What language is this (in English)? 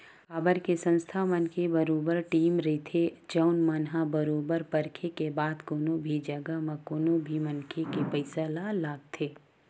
Chhattisgarhi